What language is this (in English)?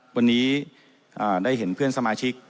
Thai